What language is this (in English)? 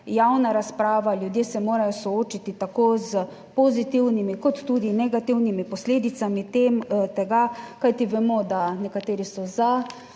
Slovenian